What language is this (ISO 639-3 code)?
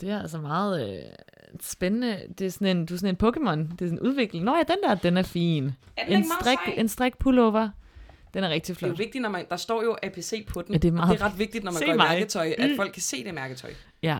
dan